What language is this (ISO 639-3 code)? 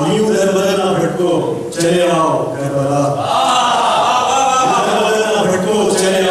urd